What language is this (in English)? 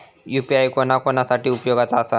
Marathi